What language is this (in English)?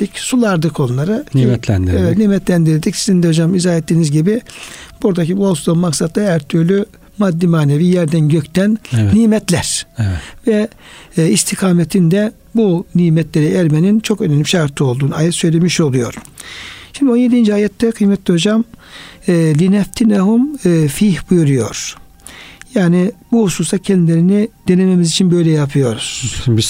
Turkish